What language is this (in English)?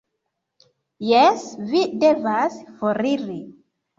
Esperanto